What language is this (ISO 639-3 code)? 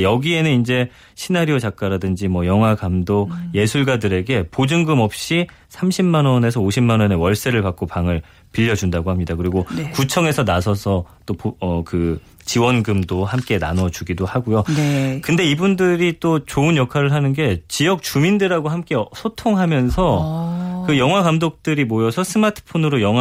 kor